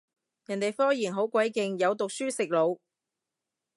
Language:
Cantonese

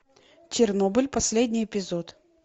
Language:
Russian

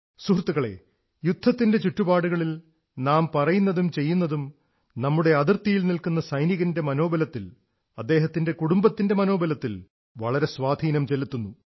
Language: Malayalam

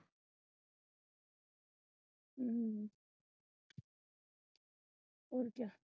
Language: Punjabi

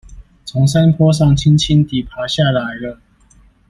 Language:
Chinese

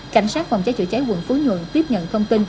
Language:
Vietnamese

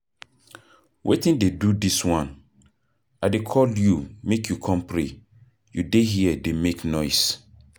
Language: Nigerian Pidgin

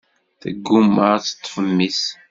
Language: Kabyle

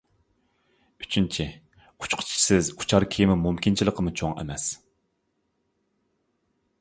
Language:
Uyghur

